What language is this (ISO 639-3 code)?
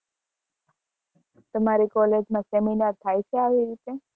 guj